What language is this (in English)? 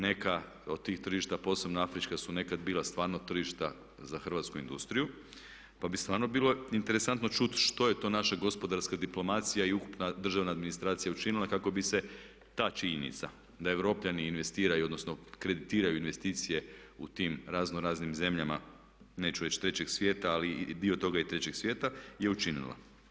Croatian